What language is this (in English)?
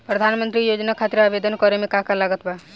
Bhojpuri